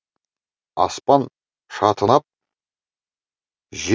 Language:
Kazakh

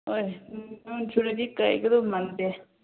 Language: Manipuri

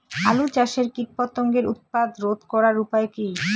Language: Bangla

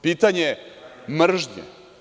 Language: Serbian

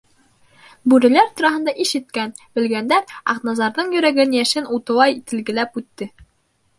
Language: Bashkir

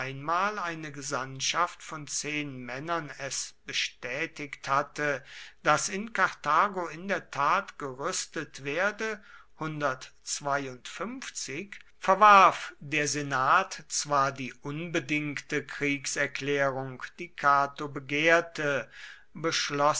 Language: German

